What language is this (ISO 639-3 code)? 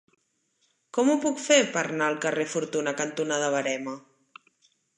cat